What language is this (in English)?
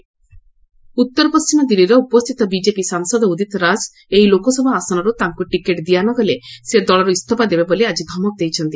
Odia